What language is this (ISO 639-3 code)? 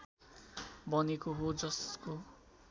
nep